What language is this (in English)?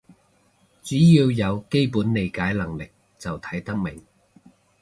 Cantonese